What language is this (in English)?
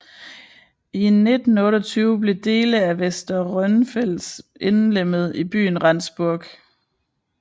Danish